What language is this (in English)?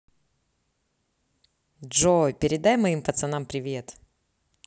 Russian